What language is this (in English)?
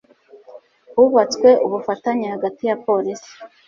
Kinyarwanda